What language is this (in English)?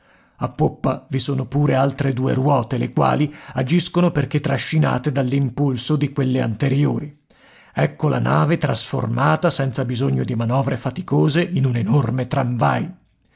Italian